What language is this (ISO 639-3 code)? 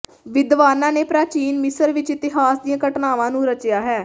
pan